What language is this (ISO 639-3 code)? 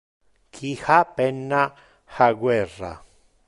ina